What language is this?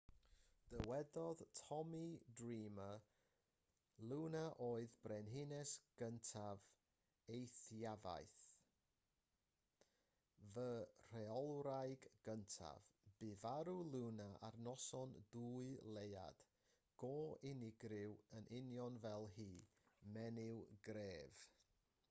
Welsh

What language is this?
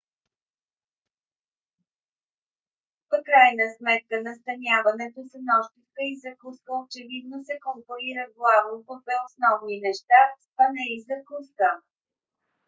Bulgarian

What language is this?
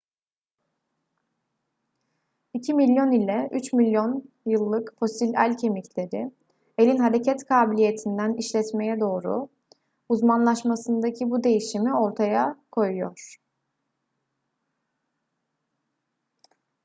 Turkish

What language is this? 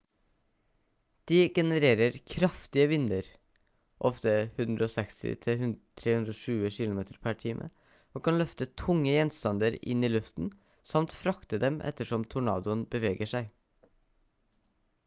Norwegian Bokmål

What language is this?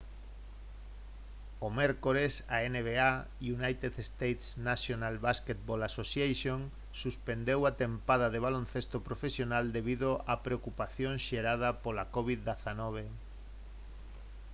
Galician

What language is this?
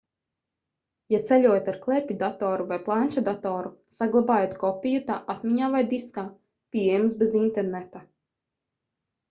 Latvian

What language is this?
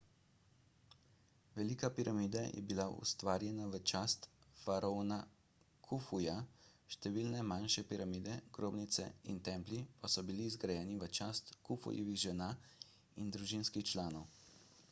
Slovenian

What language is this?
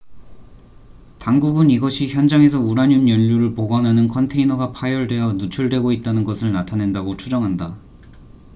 Korean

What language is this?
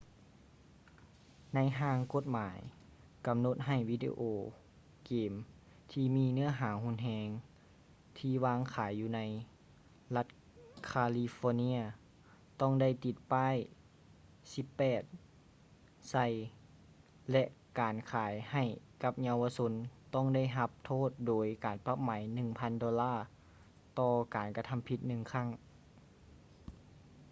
Lao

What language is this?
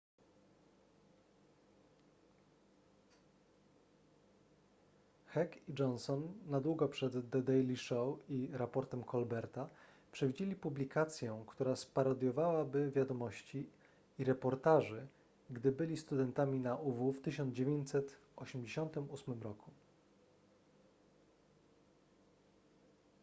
Polish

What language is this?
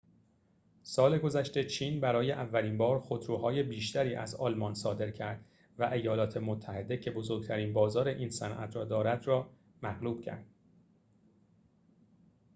Persian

